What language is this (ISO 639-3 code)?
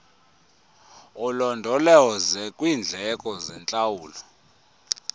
xho